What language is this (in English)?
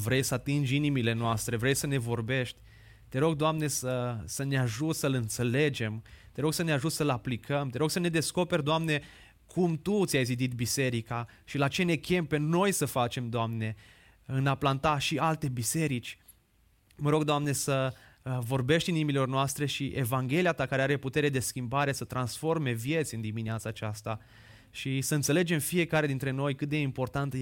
Romanian